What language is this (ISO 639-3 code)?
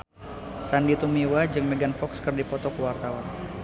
sun